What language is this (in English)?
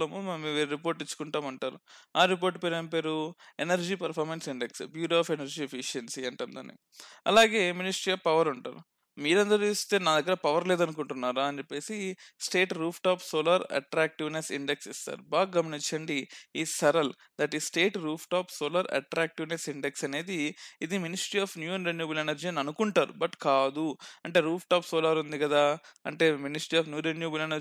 Telugu